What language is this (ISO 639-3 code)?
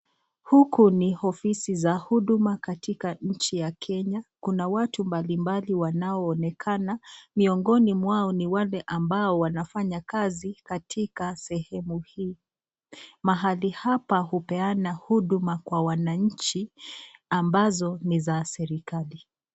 swa